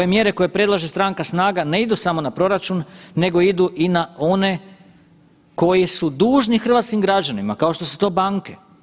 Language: Croatian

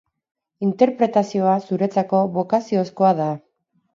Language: Basque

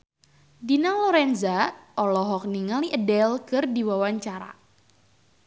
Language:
Sundanese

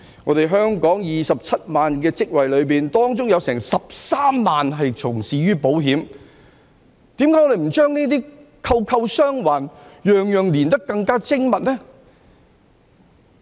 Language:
Cantonese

